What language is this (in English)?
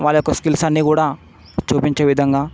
Telugu